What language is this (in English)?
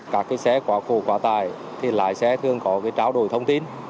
Vietnamese